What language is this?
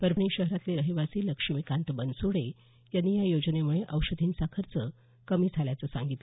Marathi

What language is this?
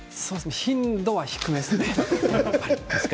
Japanese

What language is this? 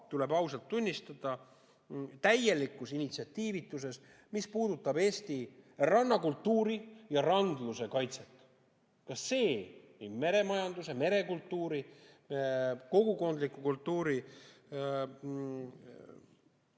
Estonian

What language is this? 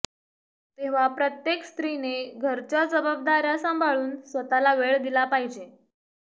Marathi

